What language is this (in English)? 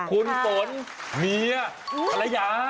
Thai